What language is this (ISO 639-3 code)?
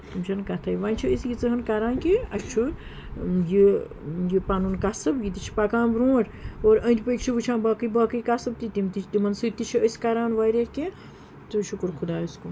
kas